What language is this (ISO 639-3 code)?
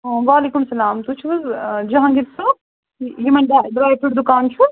kas